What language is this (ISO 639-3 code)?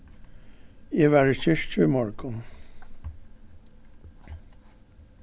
fao